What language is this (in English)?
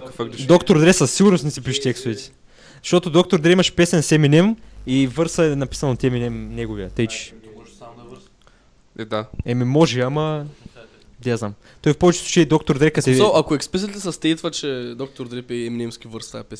Bulgarian